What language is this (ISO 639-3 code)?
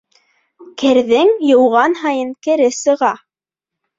bak